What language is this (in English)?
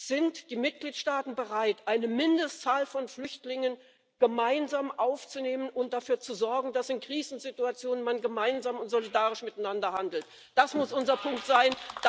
German